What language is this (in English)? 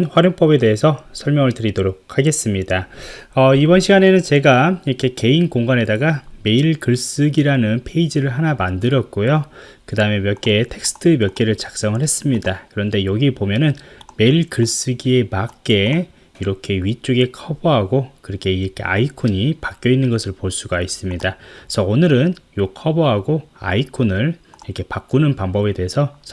Korean